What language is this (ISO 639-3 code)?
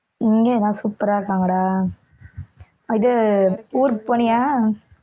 tam